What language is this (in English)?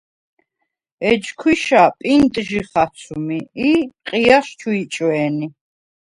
Svan